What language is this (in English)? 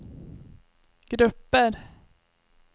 Swedish